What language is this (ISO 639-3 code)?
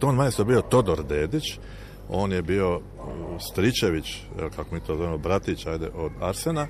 hrv